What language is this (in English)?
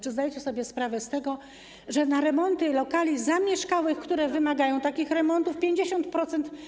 Polish